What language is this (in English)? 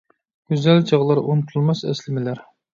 Uyghur